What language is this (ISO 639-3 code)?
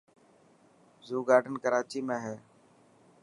mki